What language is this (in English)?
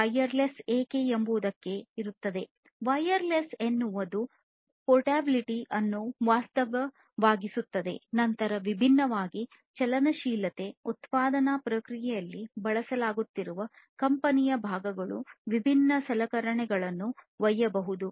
Kannada